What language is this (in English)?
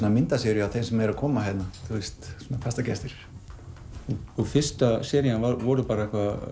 Icelandic